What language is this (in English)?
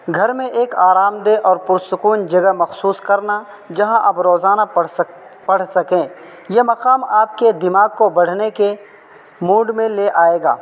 Urdu